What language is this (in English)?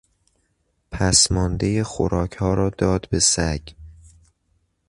Persian